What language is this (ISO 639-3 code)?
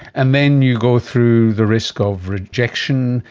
eng